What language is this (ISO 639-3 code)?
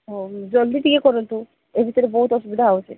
ori